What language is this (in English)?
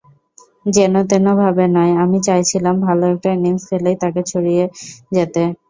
Bangla